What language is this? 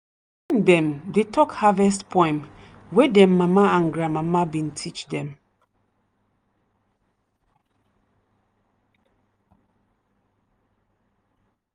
Nigerian Pidgin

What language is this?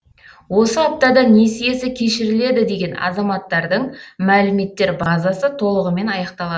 Kazakh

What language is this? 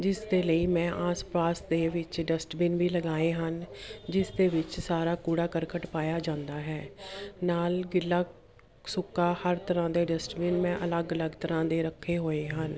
Punjabi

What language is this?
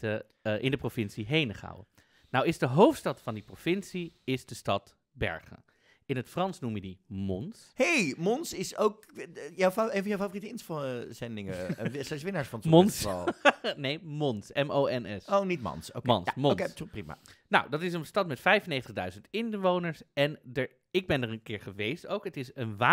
Dutch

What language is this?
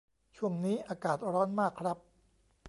Thai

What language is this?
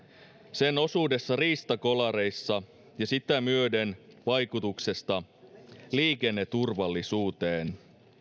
Finnish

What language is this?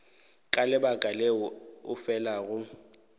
Northern Sotho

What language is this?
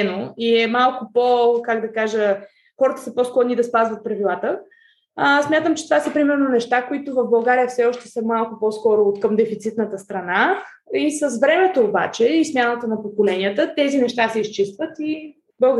Bulgarian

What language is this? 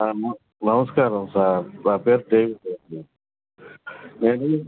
Telugu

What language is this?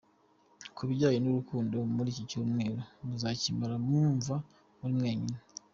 Kinyarwanda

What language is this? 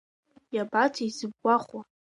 Abkhazian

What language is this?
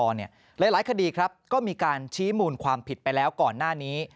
Thai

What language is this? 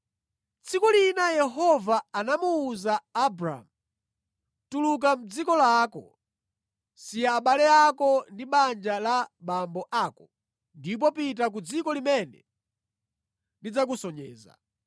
Nyanja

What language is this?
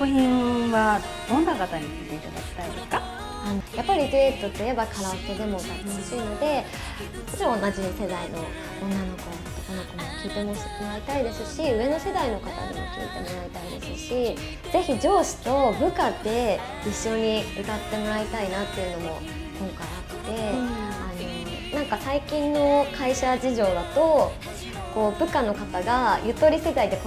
Japanese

